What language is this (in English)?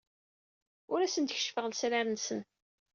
Kabyle